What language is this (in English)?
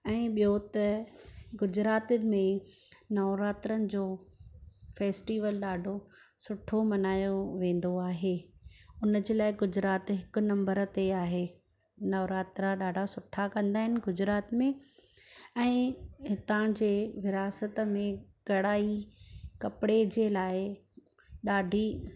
Sindhi